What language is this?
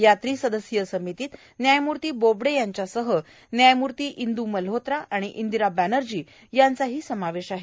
Marathi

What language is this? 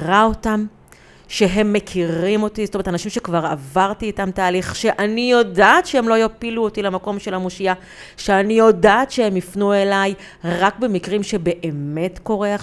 Hebrew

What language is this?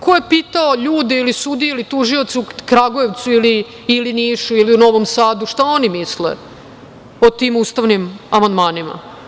Serbian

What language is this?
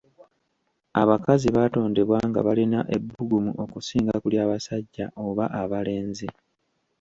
Ganda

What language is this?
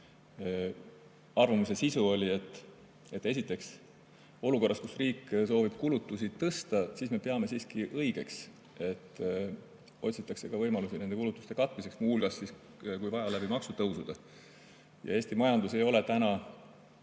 Estonian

